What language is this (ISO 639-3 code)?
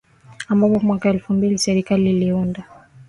swa